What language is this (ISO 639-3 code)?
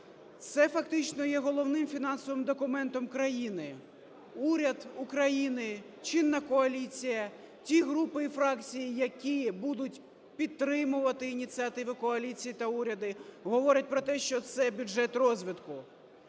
ukr